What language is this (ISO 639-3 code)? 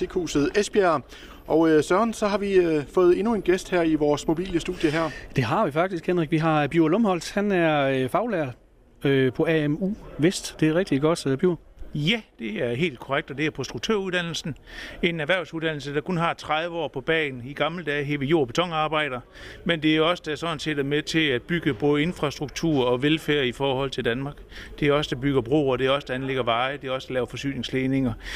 dan